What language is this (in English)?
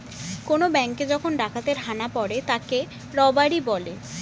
Bangla